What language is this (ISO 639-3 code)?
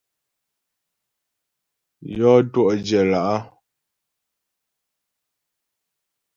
bbj